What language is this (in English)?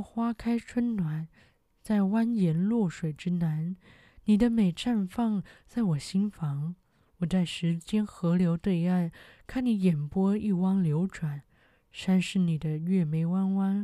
Chinese